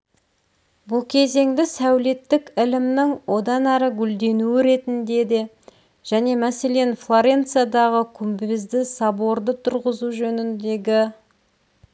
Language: Kazakh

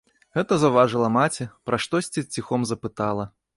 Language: Belarusian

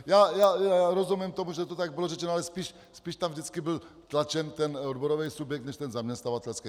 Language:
Czech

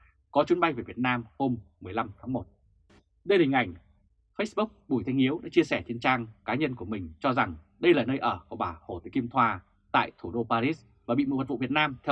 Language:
Vietnamese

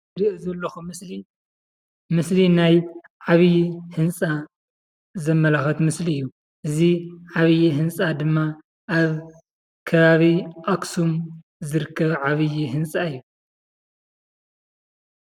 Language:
Tigrinya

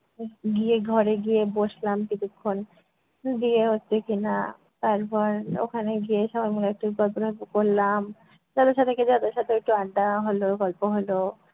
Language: Bangla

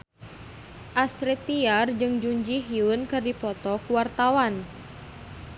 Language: Sundanese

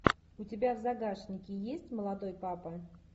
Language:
Russian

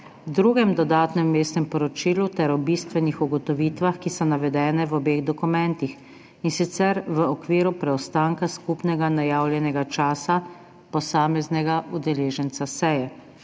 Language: Slovenian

